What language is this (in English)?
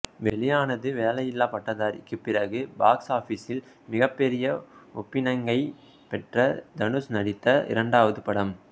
Tamil